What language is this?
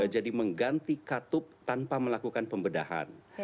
Indonesian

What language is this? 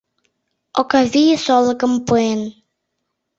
Mari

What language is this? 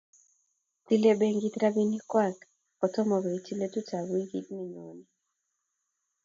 Kalenjin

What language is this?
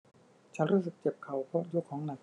Thai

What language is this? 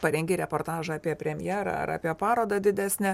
Lithuanian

